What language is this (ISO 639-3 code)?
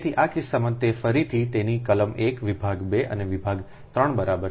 guj